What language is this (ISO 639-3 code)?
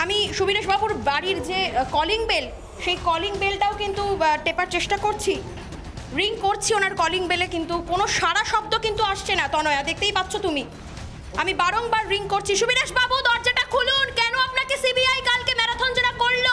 tur